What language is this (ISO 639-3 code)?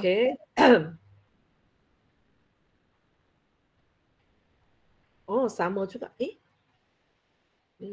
msa